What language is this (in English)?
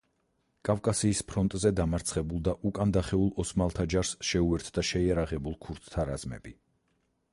Georgian